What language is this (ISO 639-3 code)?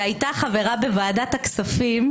heb